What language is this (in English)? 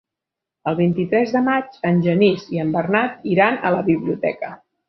Catalan